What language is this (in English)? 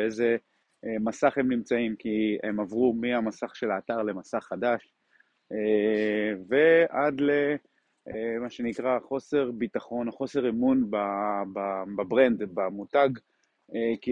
Hebrew